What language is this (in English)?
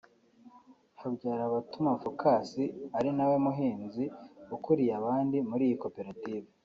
Kinyarwanda